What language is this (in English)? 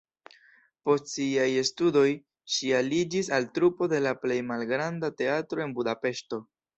Esperanto